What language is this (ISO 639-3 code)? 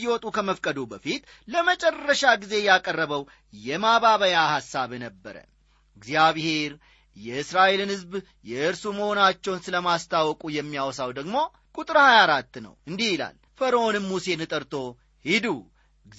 amh